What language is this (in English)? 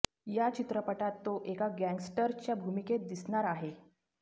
Marathi